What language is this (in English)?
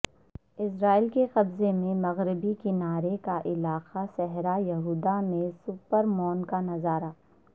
Urdu